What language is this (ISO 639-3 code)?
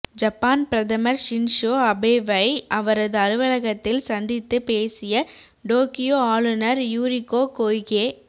tam